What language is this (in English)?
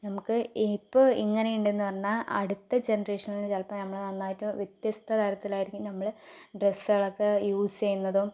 Malayalam